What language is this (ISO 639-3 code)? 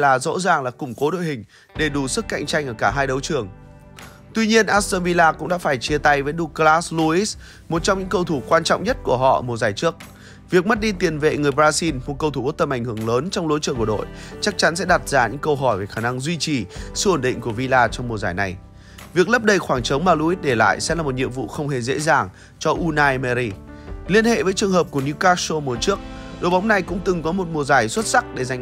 vie